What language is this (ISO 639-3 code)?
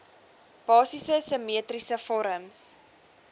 afr